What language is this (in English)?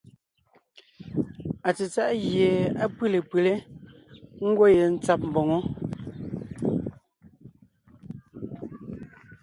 Ngiemboon